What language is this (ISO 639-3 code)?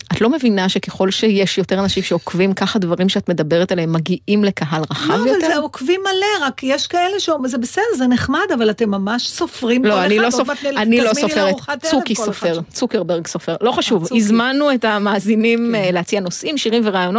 heb